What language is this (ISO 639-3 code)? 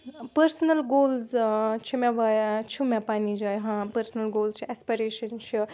kas